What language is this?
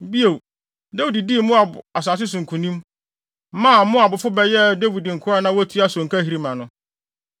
Akan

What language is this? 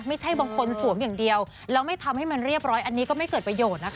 Thai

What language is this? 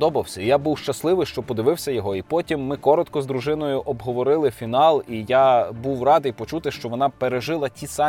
Ukrainian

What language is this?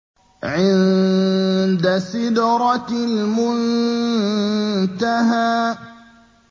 Arabic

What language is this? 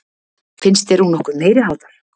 Icelandic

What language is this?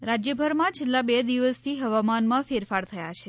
Gujarati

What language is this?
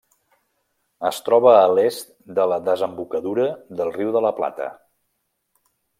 Catalan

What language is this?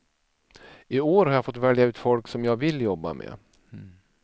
Swedish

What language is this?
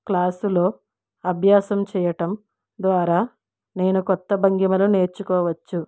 Telugu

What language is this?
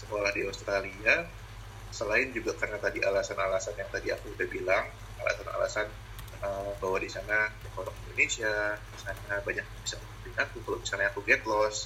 Indonesian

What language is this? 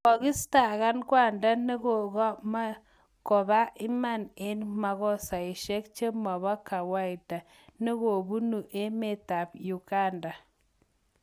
Kalenjin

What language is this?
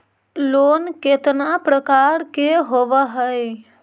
Magahi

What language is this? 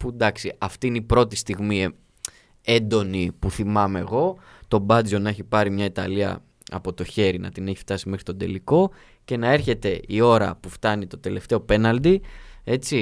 Greek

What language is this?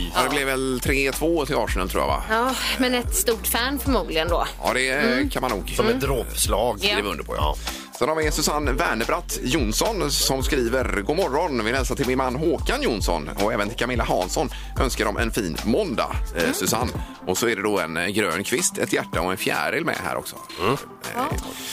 Swedish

